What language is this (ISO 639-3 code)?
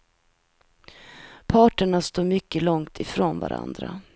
swe